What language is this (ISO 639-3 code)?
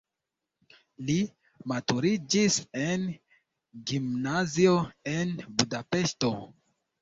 epo